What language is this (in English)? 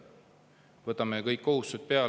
Estonian